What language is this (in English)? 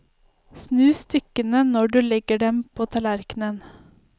Norwegian